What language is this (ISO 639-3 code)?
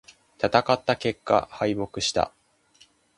jpn